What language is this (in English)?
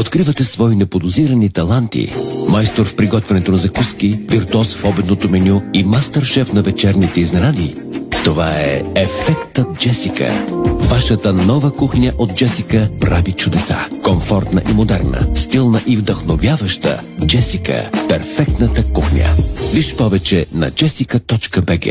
Bulgarian